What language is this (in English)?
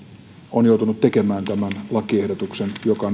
Finnish